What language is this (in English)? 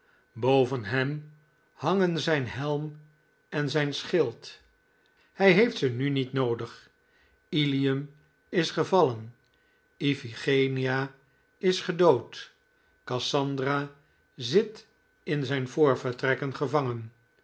Dutch